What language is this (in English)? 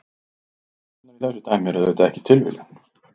Icelandic